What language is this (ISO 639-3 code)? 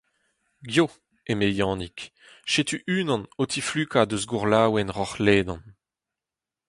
bre